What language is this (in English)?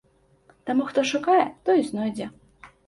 Belarusian